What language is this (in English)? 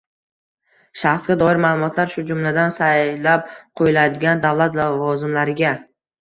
Uzbek